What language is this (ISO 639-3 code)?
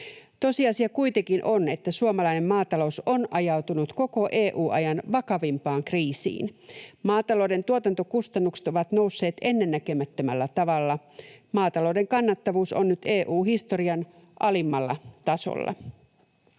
fin